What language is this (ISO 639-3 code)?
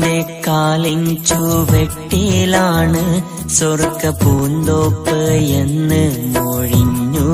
mal